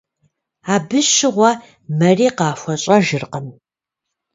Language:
Kabardian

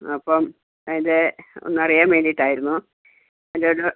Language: Malayalam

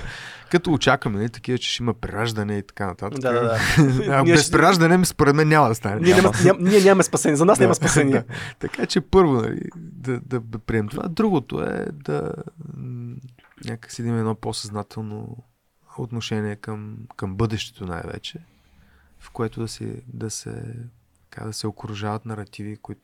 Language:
Bulgarian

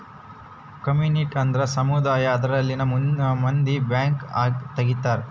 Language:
Kannada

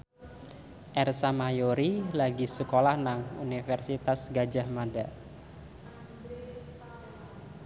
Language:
Javanese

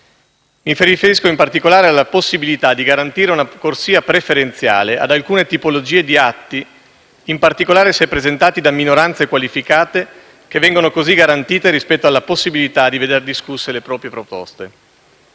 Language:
Italian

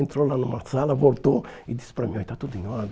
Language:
Portuguese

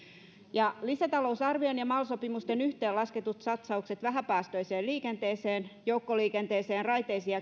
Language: Finnish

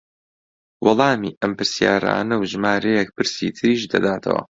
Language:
Central Kurdish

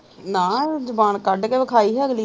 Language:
Punjabi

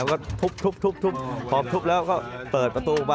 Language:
Thai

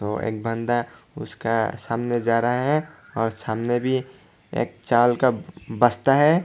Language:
Hindi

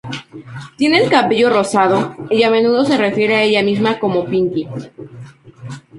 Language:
Spanish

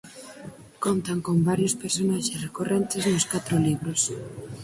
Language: Galician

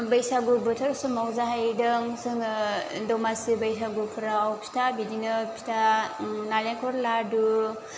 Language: Bodo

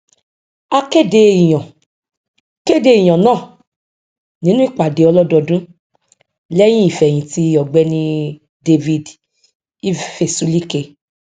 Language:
Yoruba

